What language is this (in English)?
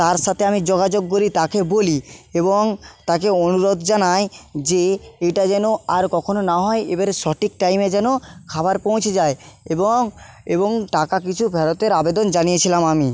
Bangla